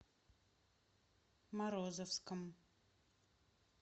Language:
Russian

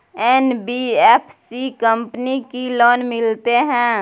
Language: Maithili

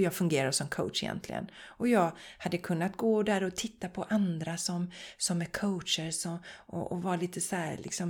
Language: Swedish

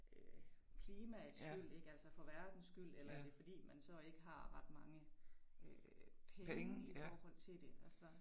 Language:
Danish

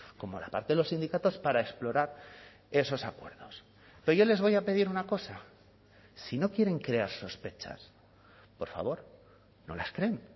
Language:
Spanish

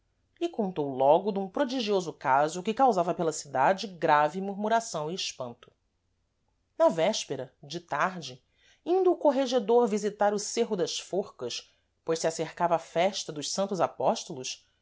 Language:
Portuguese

